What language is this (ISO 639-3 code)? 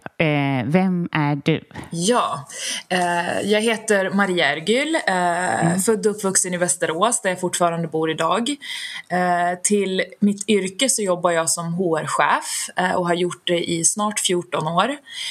swe